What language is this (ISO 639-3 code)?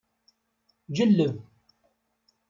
kab